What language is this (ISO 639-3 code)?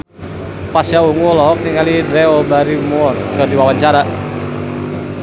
sun